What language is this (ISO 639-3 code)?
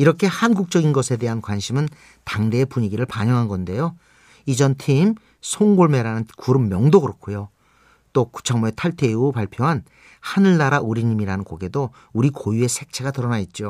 kor